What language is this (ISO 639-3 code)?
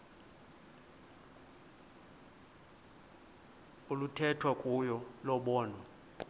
xho